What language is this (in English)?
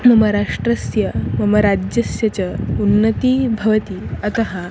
Sanskrit